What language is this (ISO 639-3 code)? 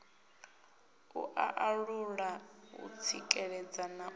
ven